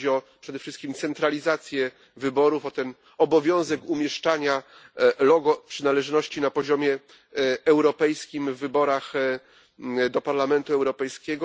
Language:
Polish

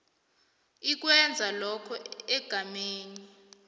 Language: South Ndebele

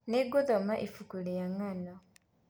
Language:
Kikuyu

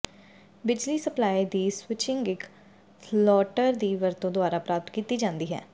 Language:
Punjabi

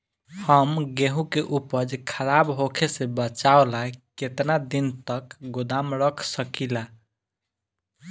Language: Bhojpuri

